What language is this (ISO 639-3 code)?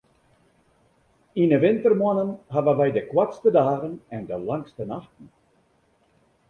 fry